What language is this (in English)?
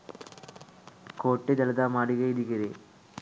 Sinhala